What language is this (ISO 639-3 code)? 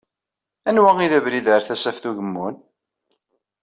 kab